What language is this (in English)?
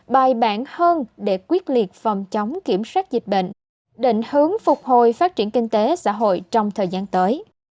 Vietnamese